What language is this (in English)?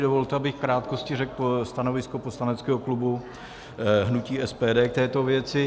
Czech